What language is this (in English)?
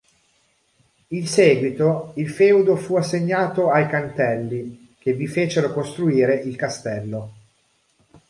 Italian